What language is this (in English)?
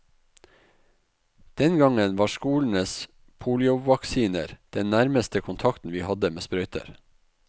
Norwegian